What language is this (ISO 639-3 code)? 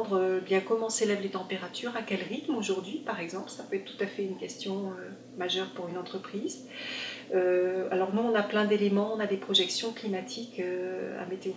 fra